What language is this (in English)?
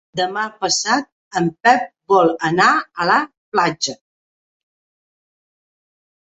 Catalan